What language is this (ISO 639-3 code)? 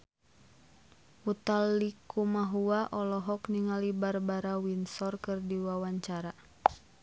sun